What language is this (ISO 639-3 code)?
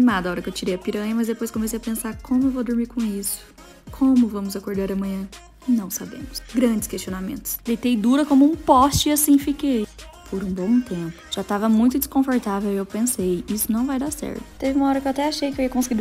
por